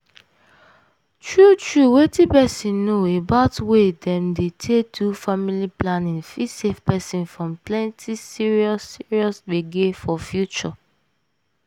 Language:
Nigerian Pidgin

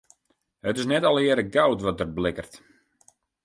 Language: Western Frisian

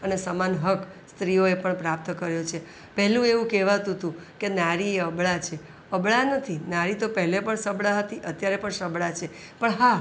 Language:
Gujarati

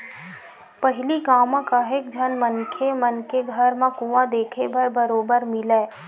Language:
Chhattisgarhi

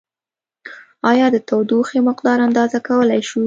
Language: Pashto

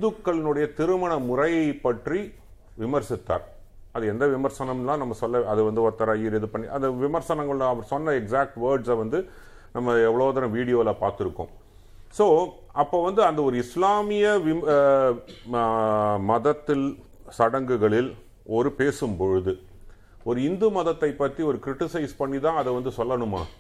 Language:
Tamil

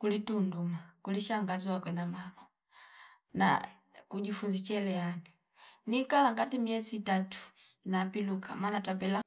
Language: Fipa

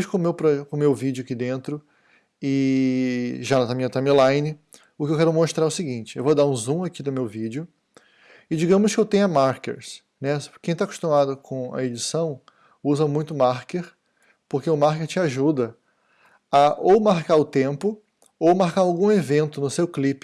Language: Portuguese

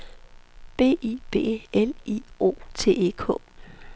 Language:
Danish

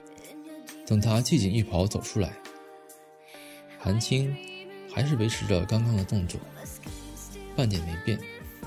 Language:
Chinese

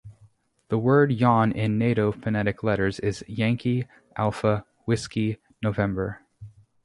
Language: English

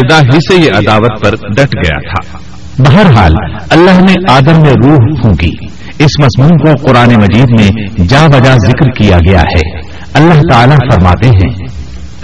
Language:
Urdu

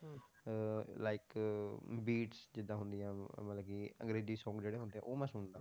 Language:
Punjabi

